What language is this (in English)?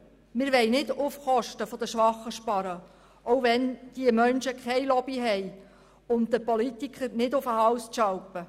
Swiss German